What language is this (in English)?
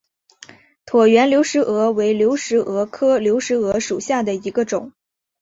Chinese